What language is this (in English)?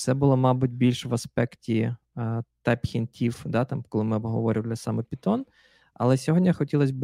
Ukrainian